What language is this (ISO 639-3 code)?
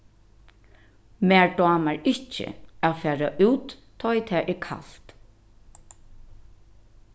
fao